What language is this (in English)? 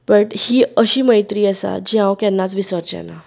Konkani